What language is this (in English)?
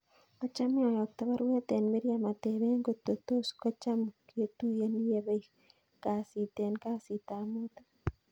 Kalenjin